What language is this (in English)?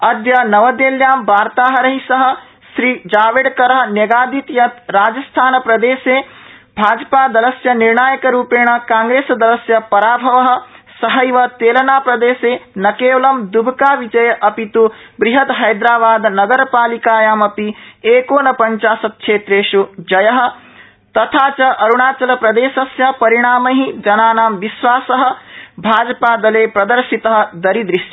Sanskrit